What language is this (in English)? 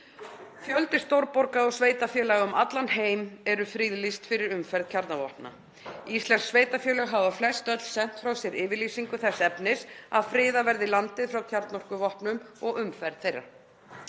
Icelandic